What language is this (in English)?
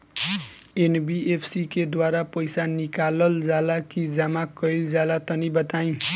Bhojpuri